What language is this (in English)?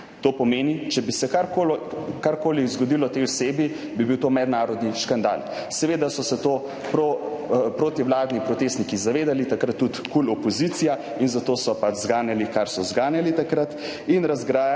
Slovenian